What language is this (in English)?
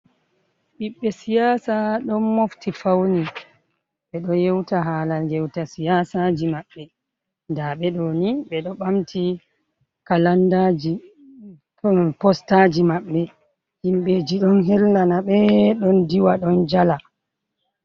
Fula